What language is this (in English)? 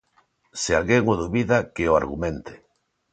Galician